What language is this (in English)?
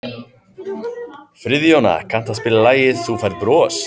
Icelandic